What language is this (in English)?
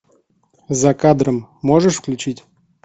Russian